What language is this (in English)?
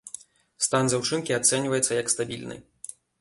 Belarusian